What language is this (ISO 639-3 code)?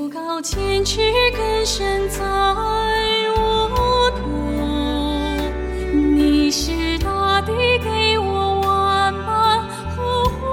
zho